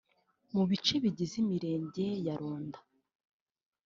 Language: Kinyarwanda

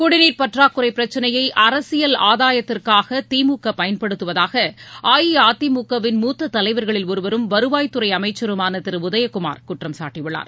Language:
Tamil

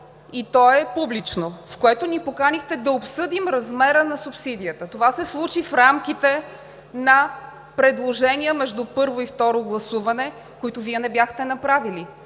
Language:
Bulgarian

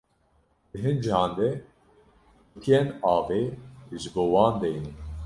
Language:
Kurdish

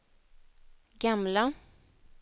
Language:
Swedish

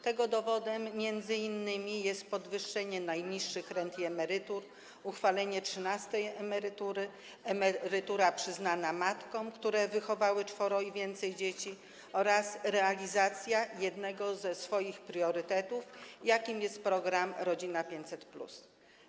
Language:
Polish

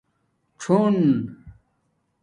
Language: Domaaki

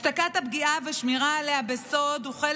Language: Hebrew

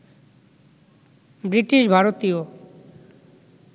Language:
Bangla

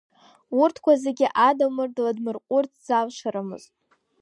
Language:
Abkhazian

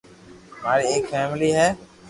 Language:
Loarki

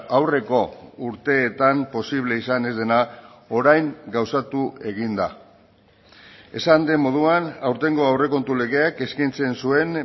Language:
Basque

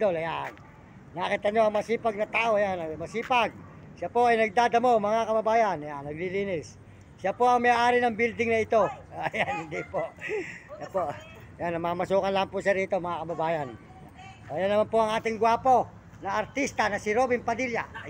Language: Filipino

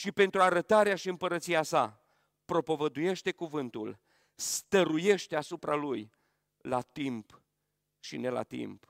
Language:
Romanian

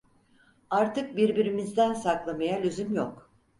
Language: Turkish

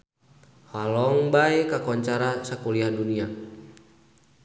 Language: Sundanese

